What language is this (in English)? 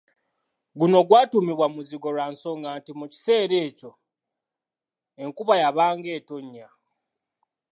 Ganda